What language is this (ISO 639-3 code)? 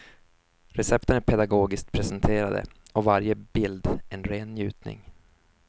swe